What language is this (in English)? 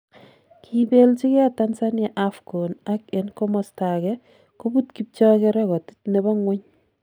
Kalenjin